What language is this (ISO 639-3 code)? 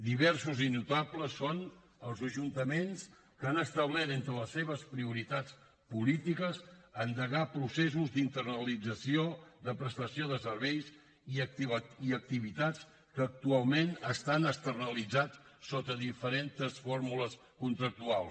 cat